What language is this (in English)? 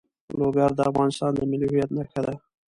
Pashto